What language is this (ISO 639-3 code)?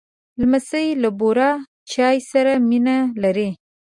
pus